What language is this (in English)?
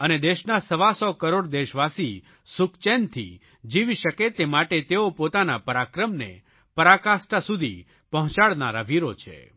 Gujarati